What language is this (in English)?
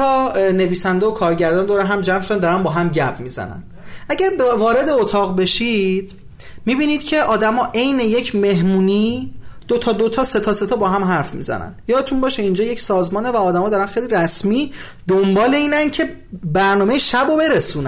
Persian